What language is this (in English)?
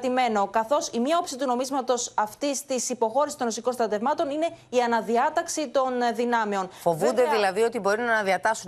Greek